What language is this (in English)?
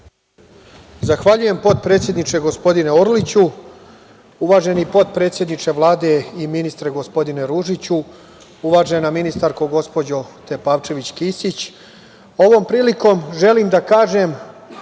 Serbian